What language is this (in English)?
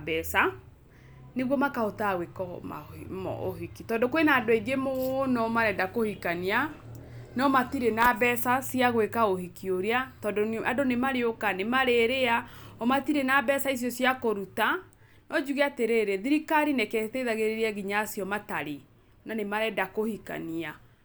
Kikuyu